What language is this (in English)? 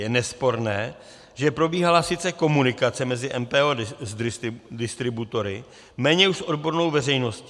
Czech